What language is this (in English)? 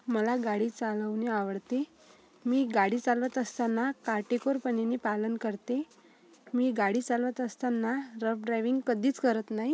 Marathi